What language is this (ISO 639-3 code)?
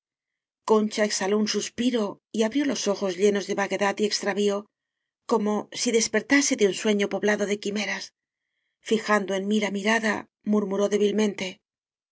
spa